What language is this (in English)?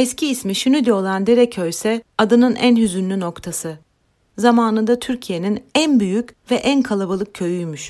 Turkish